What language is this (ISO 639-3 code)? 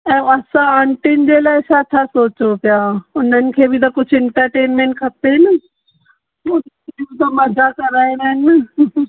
snd